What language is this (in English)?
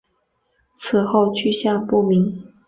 Chinese